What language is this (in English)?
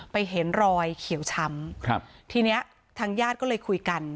Thai